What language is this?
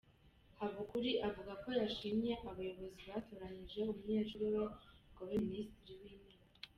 Kinyarwanda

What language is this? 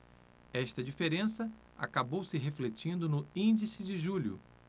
Portuguese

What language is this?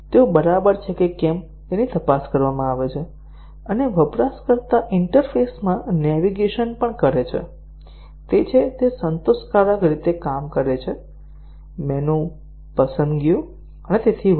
Gujarati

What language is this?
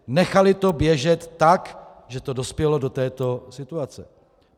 Czech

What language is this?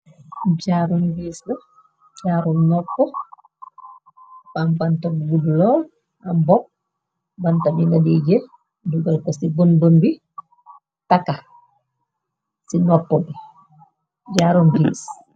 Wolof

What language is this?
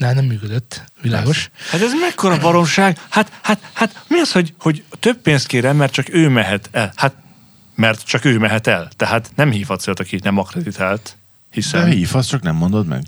Hungarian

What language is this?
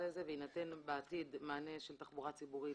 Hebrew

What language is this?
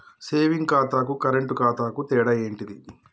Telugu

